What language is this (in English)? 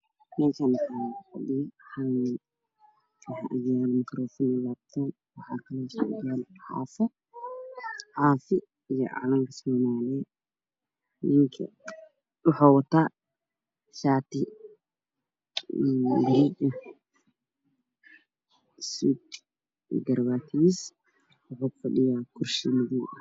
Somali